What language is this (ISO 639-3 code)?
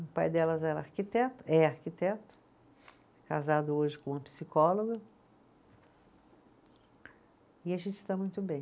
por